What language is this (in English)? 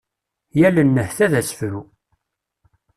Kabyle